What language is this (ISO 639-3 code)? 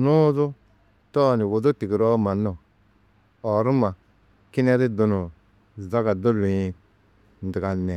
tuq